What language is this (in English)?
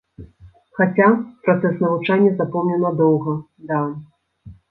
Belarusian